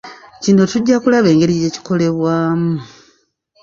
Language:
Ganda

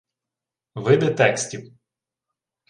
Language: Ukrainian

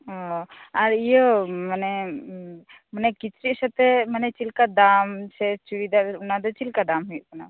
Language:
Santali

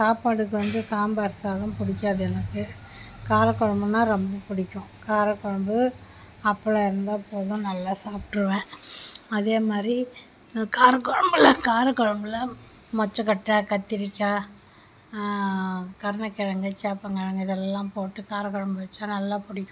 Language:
Tamil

